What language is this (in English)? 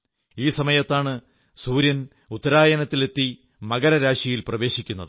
Malayalam